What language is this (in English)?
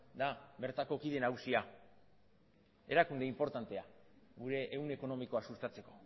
Basque